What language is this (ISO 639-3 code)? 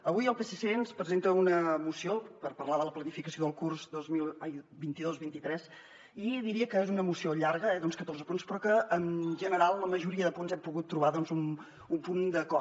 cat